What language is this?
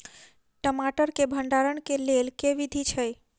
Maithili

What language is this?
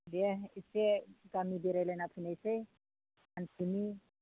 Bodo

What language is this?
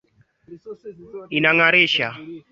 Swahili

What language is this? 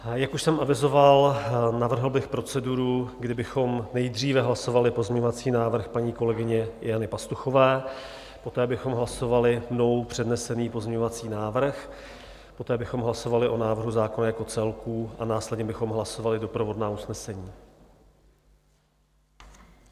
Czech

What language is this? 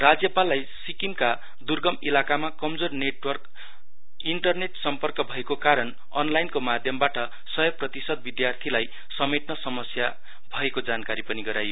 Nepali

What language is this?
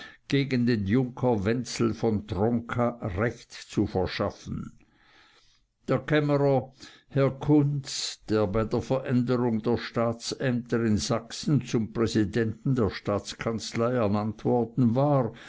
German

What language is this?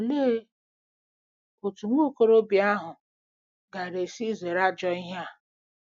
Igbo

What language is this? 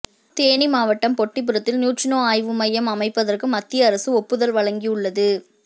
Tamil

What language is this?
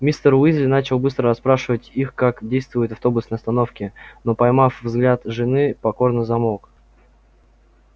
Russian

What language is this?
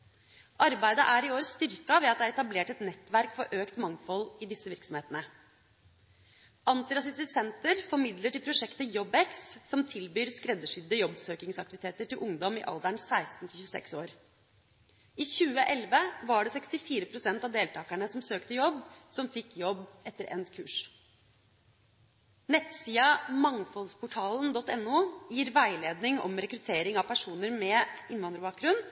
Norwegian Bokmål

